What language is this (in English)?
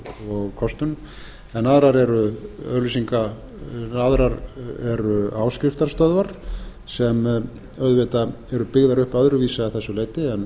Icelandic